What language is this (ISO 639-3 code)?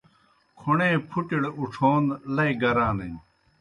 plk